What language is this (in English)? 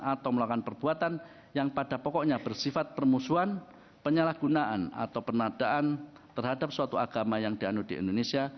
Indonesian